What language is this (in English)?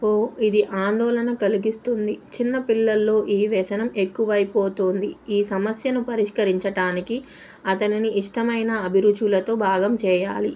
Telugu